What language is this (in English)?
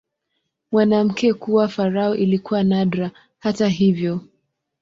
Swahili